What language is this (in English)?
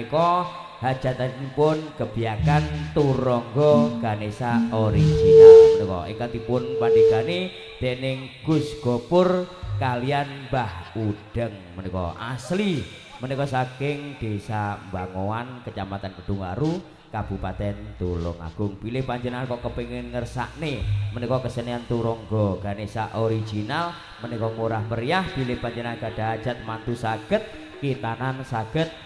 Indonesian